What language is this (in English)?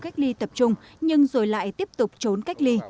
Vietnamese